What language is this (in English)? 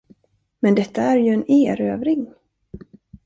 Swedish